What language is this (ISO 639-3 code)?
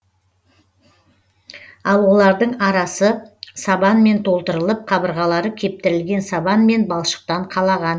kaz